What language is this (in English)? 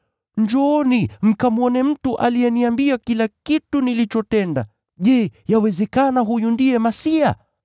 Swahili